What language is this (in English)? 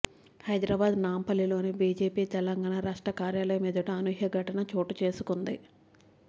Telugu